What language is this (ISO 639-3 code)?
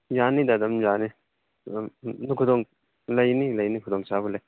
mni